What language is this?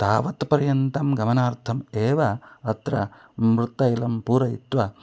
Sanskrit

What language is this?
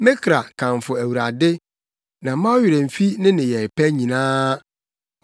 Akan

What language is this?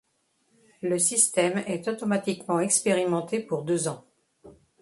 French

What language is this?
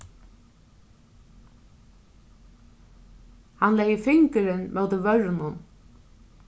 Faroese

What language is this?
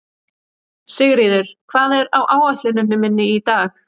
Icelandic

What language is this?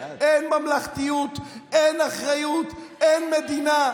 Hebrew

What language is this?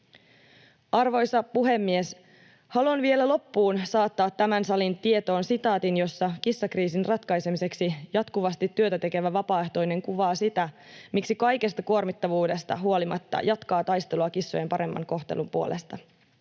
Finnish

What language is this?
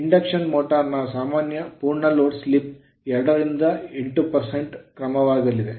Kannada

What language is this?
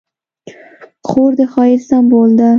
Pashto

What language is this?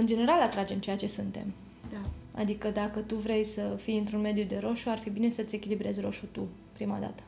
Romanian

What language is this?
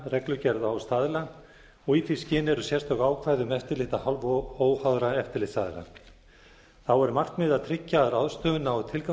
Icelandic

